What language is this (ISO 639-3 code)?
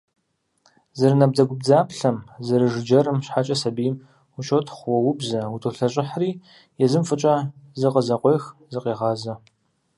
kbd